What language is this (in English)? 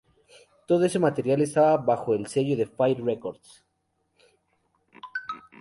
Spanish